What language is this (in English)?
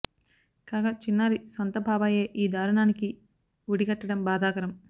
Telugu